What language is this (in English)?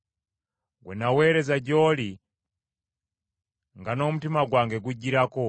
Ganda